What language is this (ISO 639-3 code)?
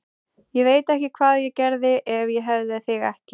isl